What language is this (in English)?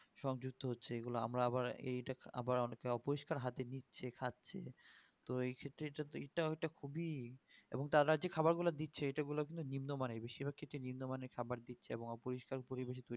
Bangla